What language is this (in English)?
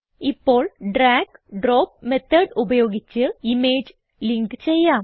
Malayalam